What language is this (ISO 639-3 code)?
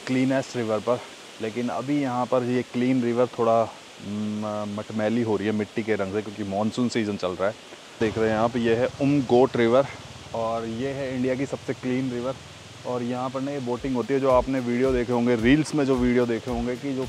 hin